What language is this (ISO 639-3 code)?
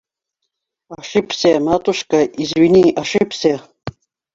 bak